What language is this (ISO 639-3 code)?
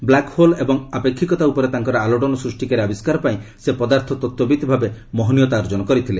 ori